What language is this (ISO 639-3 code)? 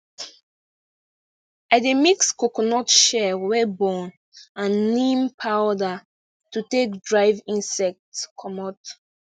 pcm